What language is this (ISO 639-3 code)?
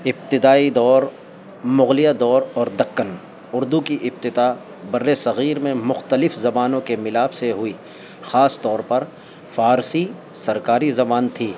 urd